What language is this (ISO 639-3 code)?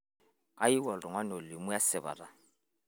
mas